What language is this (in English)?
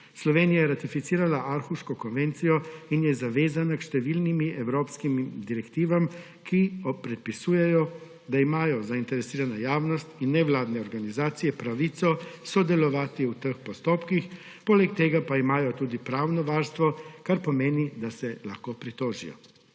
Slovenian